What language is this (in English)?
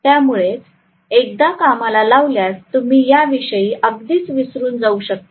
Marathi